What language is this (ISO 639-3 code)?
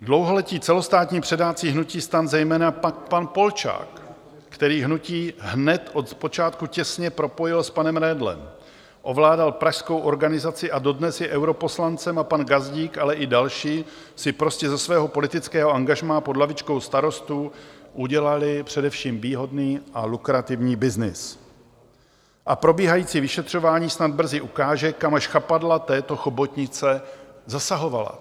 ces